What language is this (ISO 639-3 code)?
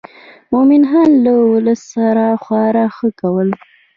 pus